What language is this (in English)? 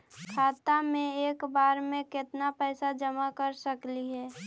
Magahi